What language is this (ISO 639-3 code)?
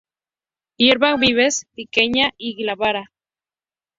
spa